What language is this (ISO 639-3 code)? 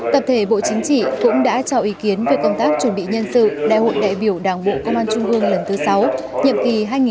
vie